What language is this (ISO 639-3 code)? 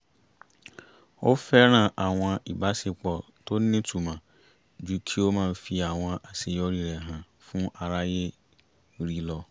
yor